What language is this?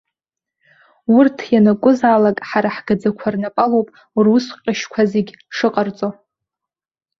Abkhazian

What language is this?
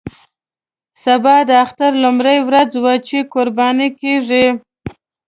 Pashto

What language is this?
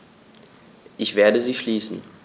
German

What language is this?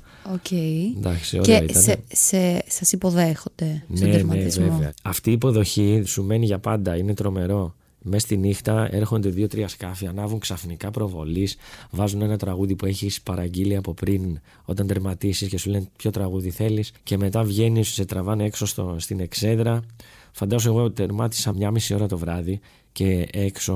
Greek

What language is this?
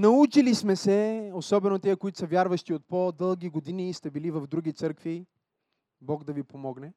Bulgarian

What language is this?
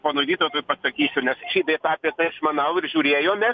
Lithuanian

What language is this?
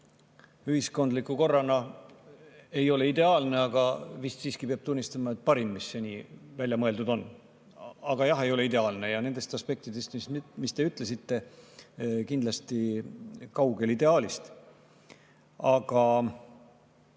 Estonian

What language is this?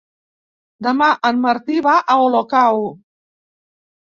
Catalan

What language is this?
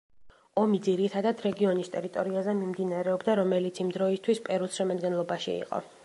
Georgian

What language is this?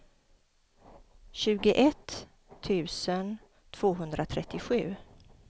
Swedish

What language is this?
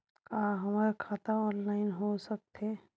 Chhattisgarhi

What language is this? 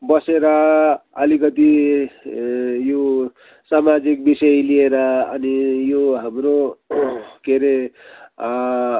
Nepali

